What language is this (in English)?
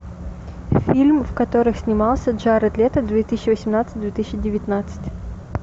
Russian